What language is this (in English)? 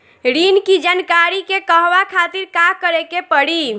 Bhojpuri